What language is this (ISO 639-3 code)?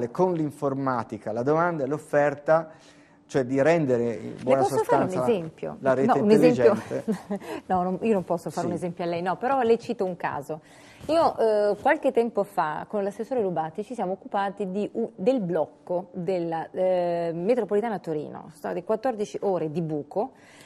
ita